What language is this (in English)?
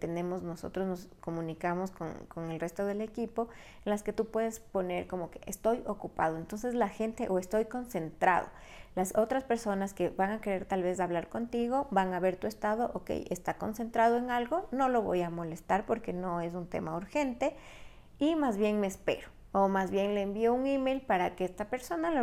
Spanish